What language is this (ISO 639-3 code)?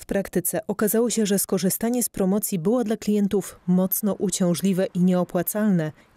pol